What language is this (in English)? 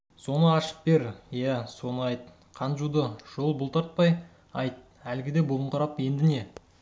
Kazakh